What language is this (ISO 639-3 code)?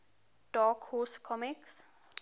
eng